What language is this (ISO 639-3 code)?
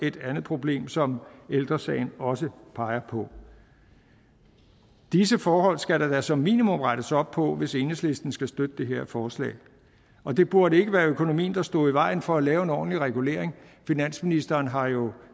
dan